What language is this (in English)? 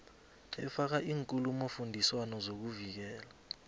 South Ndebele